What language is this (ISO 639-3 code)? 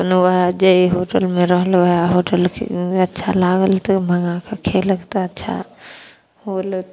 mai